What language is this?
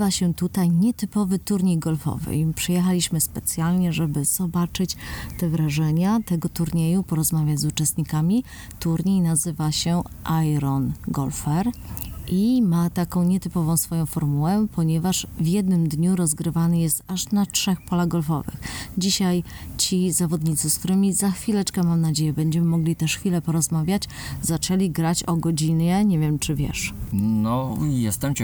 Polish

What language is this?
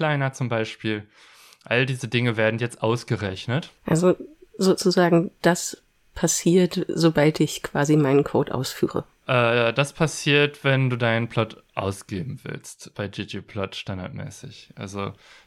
German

